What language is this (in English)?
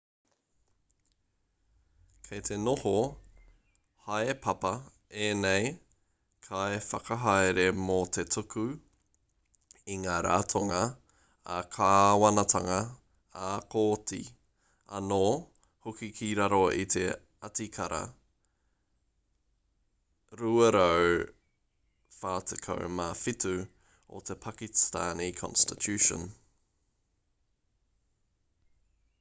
Māori